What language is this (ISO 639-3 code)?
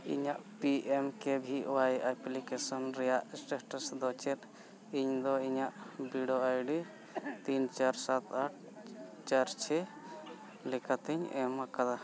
sat